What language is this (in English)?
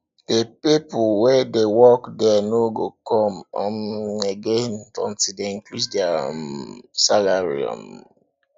Nigerian Pidgin